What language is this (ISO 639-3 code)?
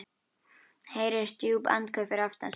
isl